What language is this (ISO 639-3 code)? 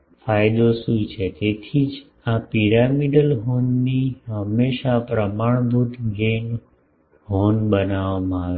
guj